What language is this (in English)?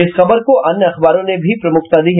Hindi